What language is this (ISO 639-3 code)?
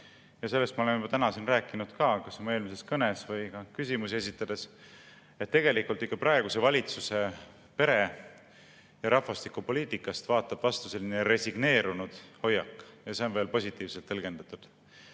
est